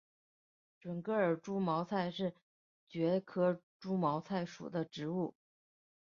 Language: Chinese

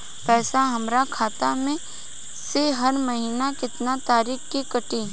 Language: Bhojpuri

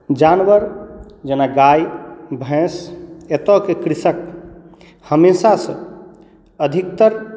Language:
Maithili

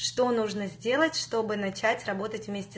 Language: Russian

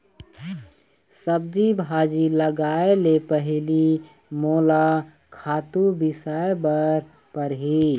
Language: Chhattisgarhi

